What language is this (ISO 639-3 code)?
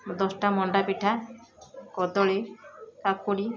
ori